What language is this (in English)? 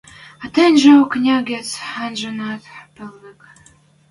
Western Mari